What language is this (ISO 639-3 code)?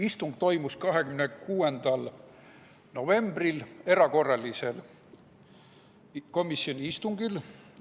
est